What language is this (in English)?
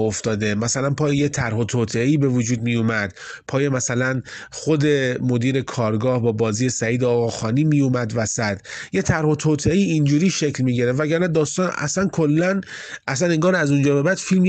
Persian